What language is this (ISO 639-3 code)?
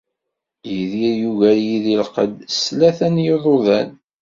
kab